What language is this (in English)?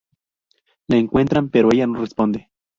Spanish